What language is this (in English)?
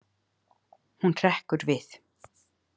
Icelandic